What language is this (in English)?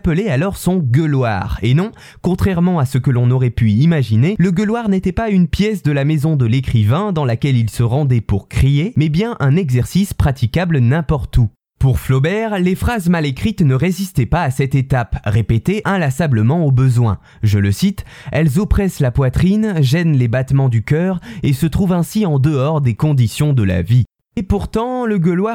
French